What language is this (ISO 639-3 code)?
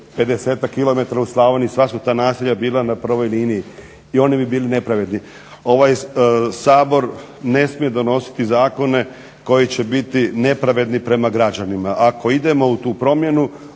hrv